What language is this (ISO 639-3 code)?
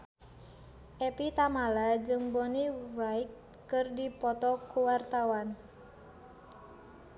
sun